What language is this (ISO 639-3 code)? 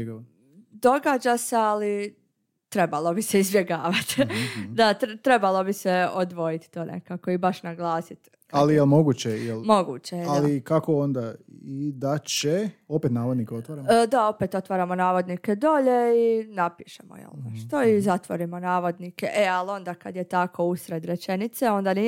hrv